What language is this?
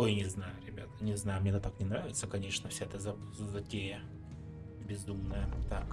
Russian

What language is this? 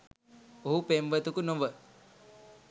Sinhala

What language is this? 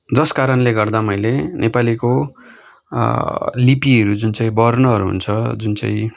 Nepali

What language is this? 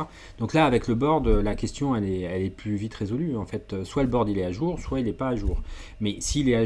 French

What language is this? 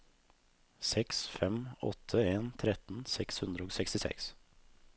Norwegian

